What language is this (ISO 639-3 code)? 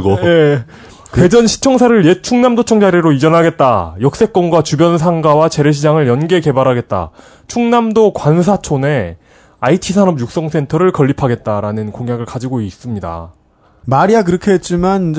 kor